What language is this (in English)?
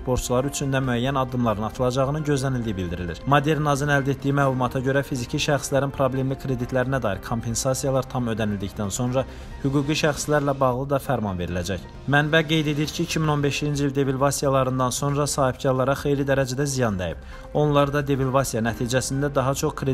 Turkish